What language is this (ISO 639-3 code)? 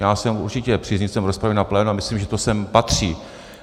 ces